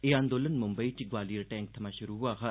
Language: Dogri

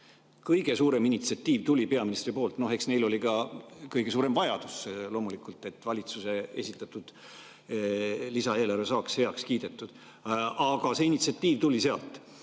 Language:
Estonian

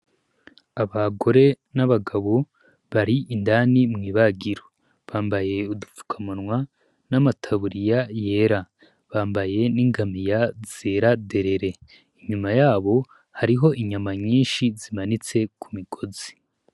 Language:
Rundi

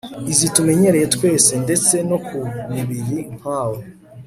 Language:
Kinyarwanda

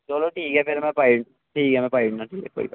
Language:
Dogri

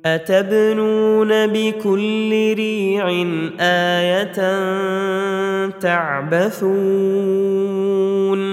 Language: Arabic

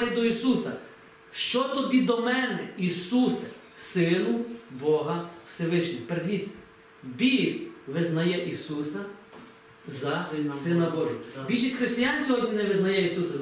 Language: Ukrainian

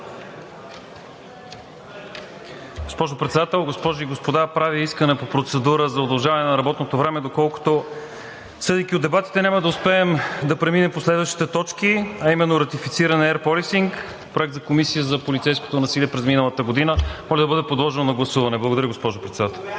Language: Bulgarian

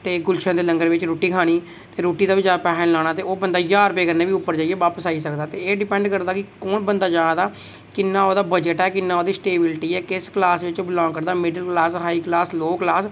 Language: Dogri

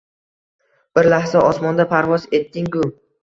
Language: Uzbek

